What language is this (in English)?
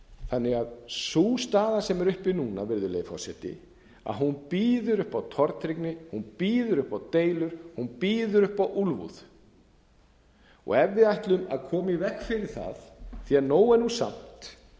Icelandic